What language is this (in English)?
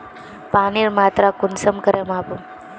Magahi